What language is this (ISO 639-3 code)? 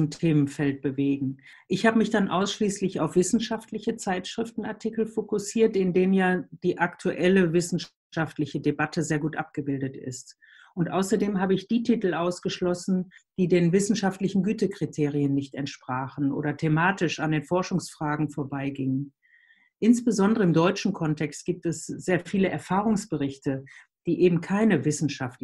deu